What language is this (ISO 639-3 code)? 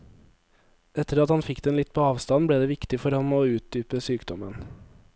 nor